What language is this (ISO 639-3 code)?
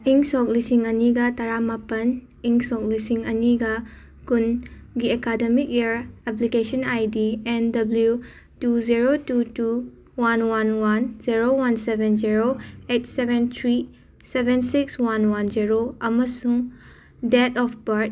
mni